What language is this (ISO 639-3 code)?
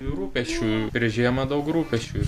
lit